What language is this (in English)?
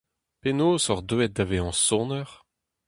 Breton